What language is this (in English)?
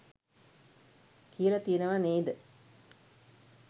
Sinhala